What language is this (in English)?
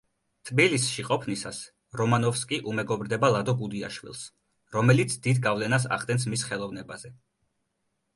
Georgian